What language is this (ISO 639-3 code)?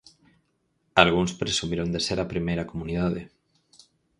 glg